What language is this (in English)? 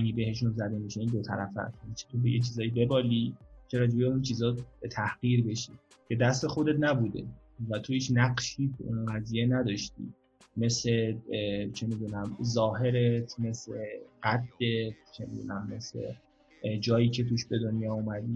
Persian